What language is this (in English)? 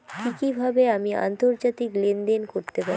Bangla